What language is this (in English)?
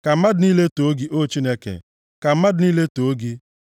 Igbo